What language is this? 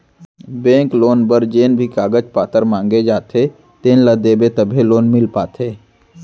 Chhattisgarhi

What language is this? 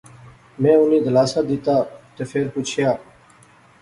Pahari-Potwari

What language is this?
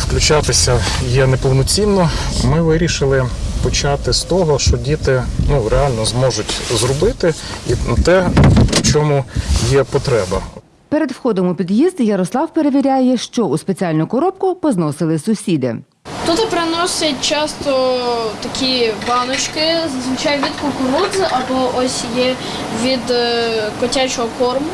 Ukrainian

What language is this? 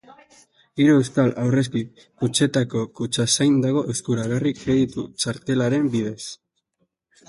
Basque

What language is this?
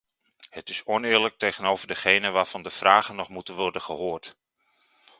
Dutch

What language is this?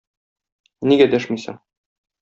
Tatar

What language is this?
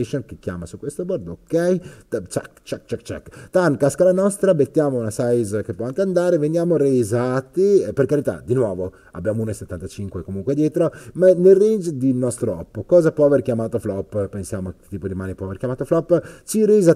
Italian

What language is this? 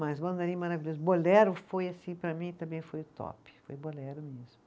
Portuguese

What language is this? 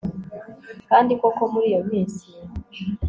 Kinyarwanda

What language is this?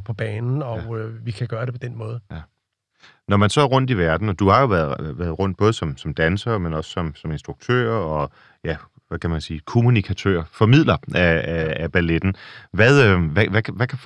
Danish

